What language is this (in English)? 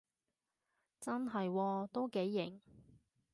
Cantonese